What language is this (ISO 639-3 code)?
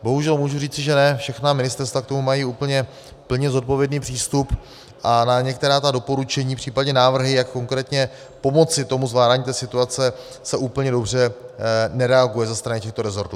ces